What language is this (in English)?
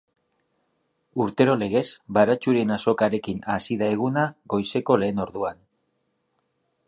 Basque